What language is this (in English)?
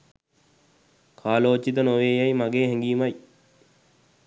Sinhala